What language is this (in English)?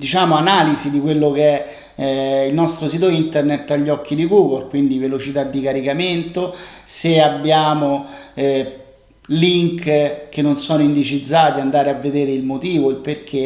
Italian